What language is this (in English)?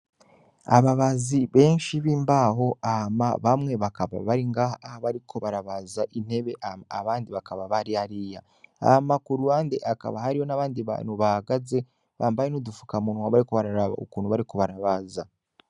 Rundi